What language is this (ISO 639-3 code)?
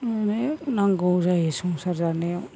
brx